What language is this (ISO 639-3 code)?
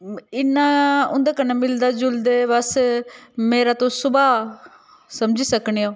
doi